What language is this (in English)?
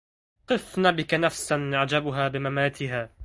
Arabic